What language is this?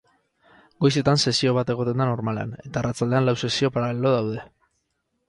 Basque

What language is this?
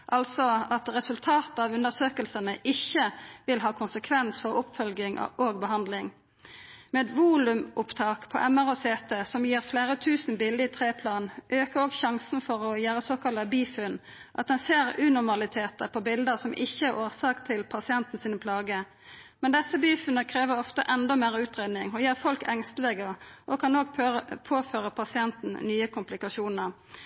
Norwegian Nynorsk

